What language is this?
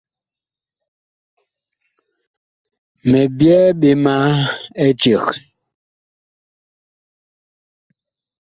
Bakoko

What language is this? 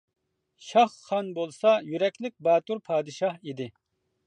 Uyghur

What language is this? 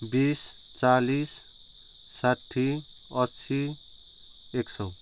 Nepali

